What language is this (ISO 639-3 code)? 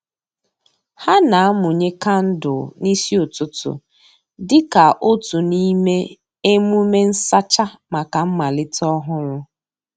ibo